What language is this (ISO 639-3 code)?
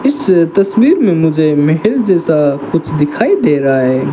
hin